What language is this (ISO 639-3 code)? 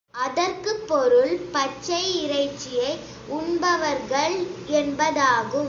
tam